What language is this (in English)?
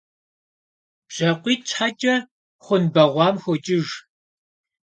Kabardian